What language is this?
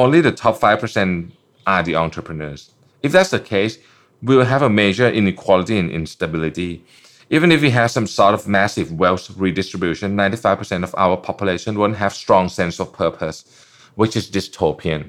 Thai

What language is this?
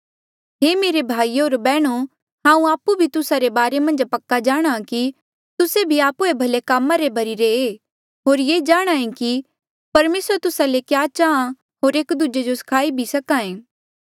Mandeali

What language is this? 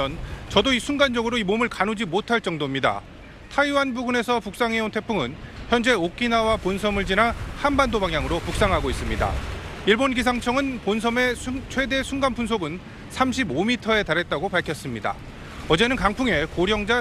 Korean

